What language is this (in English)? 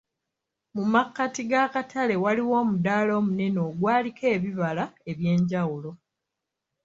Ganda